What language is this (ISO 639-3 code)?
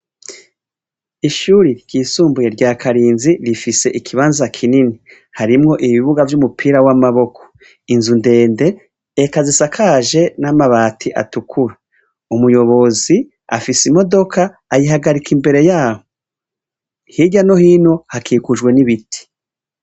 run